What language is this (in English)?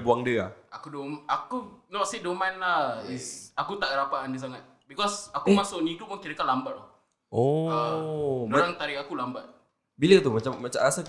Malay